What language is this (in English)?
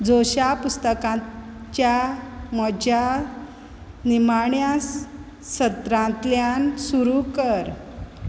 Konkani